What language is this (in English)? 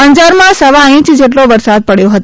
Gujarati